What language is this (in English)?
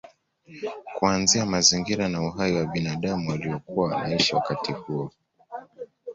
Swahili